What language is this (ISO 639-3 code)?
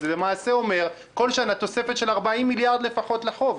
heb